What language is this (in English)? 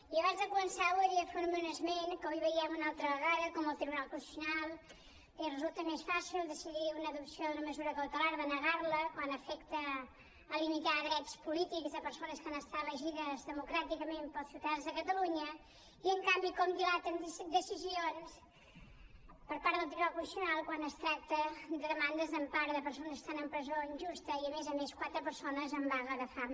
Catalan